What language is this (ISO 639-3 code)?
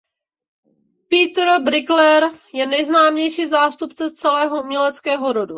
ces